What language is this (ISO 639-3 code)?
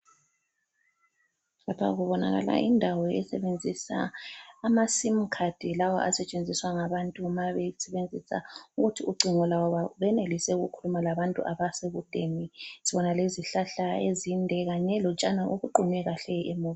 nde